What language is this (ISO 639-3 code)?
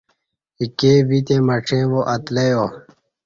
bsh